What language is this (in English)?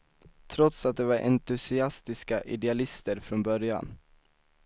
Swedish